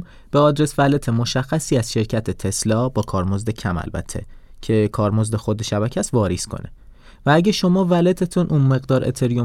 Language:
Persian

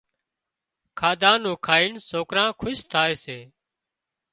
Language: Wadiyara Koli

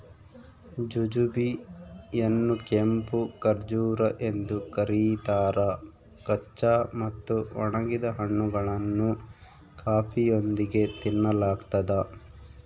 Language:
Kannada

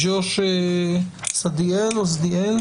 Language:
Hebrew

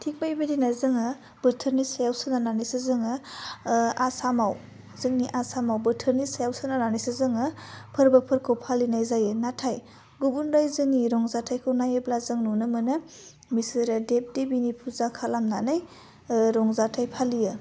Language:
Bodo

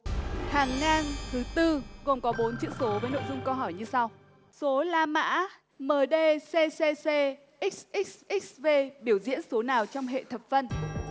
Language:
Vietnamese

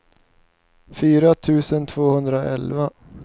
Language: Swedish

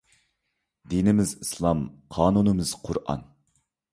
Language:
Uyghur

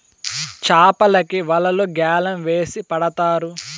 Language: Telugu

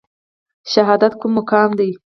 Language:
Pashto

